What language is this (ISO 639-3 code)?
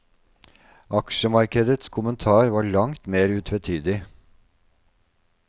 nor